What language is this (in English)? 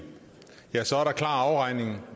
Danish